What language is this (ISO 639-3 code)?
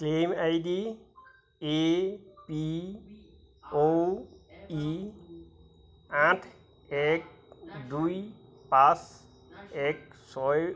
asm